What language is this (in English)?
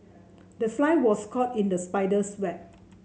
English